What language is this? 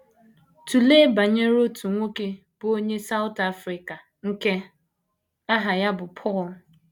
Igbo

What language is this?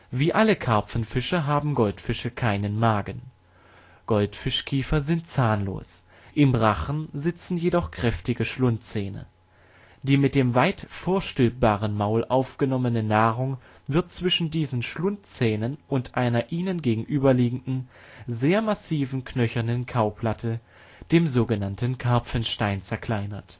German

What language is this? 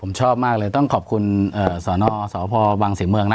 Thai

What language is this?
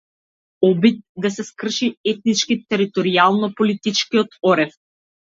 Macedonian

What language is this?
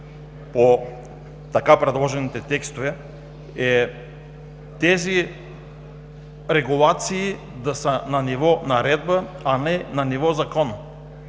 Bulgarian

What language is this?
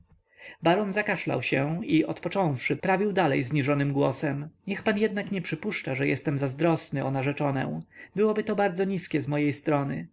Polish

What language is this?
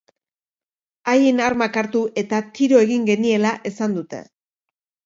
Basque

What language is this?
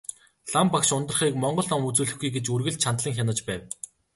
Mongolian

